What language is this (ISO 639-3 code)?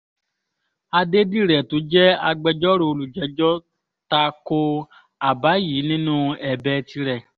yor